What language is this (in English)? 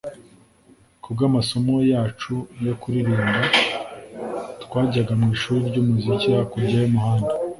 Kinyarwanda